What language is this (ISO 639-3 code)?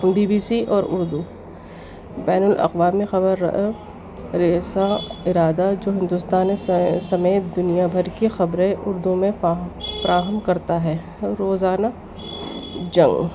urd